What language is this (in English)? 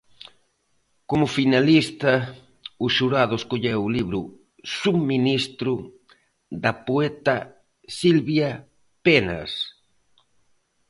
Galician